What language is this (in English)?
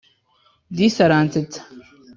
Kinyarwanda